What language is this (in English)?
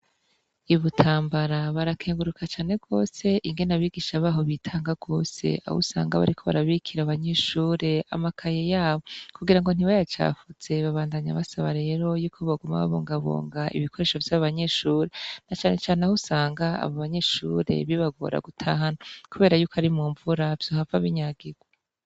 Rundi